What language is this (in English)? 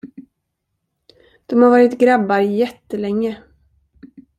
Swedish